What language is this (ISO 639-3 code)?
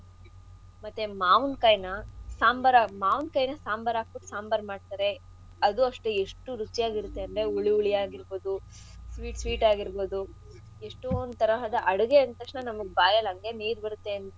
kan